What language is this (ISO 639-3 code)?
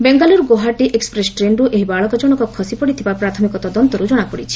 ori